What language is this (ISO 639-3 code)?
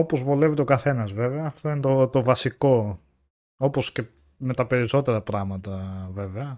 ell